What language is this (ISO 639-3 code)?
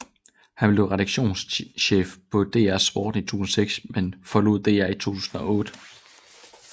dan